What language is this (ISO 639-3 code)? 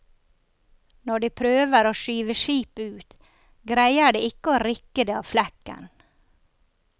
nor